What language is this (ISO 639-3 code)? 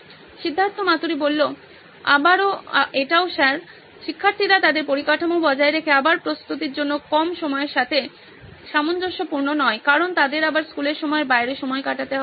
ben